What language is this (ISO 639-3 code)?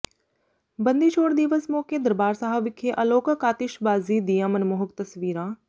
pan